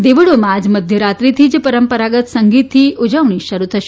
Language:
Gujarati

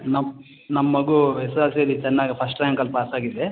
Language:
Kannada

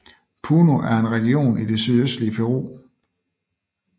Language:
Danish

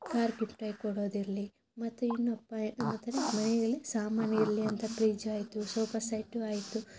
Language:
Kannada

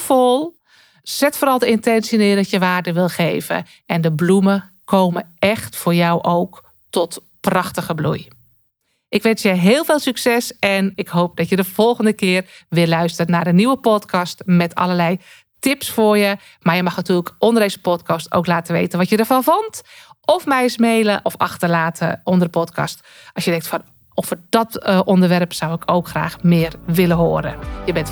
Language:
Dutch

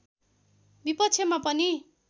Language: Nepali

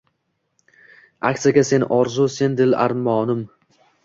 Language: Uzbek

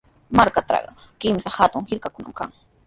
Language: Sihuas Ancash Quechua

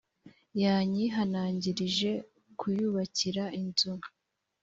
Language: Kinyarwanda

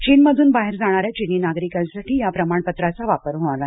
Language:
Marathi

